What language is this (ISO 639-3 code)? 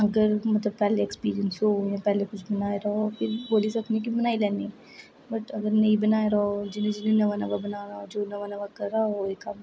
doi